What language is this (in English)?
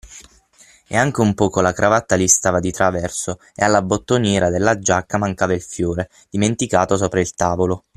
Italian